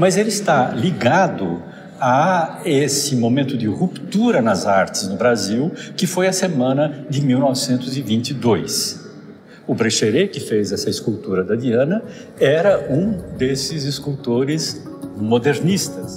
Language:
Portuguese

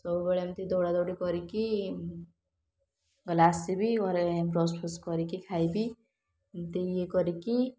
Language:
Odia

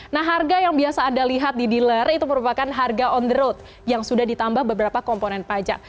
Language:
Indonesian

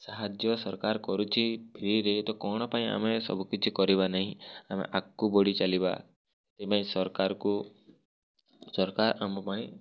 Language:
Odia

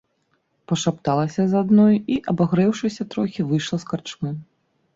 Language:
Belarusian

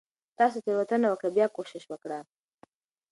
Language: Pashto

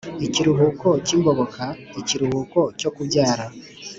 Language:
Kinyarwanda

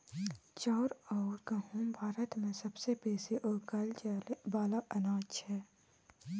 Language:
Maithili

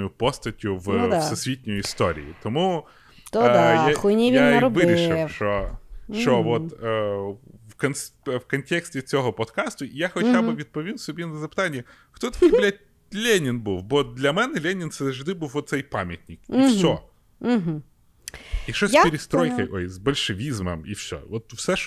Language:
Ukrainian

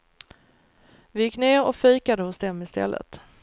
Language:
Swedish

